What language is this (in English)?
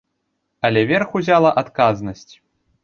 Belarusian